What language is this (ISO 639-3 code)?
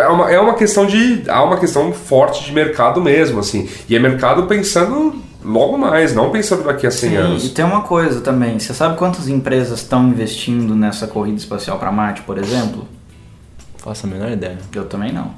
por